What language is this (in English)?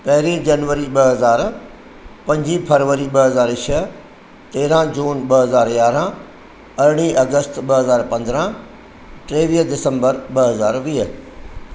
Sindhi